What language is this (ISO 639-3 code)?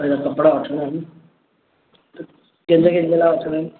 snd